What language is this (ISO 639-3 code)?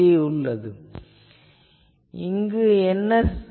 tam